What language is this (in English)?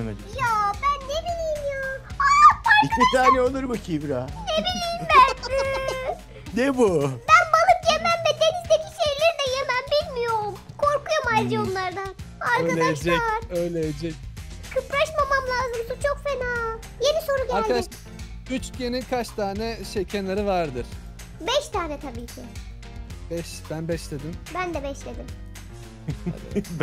Turkish